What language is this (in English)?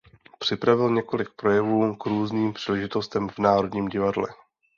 Czech